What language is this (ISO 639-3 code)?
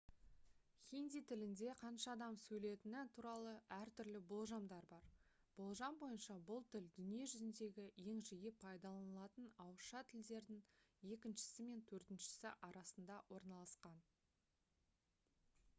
kaz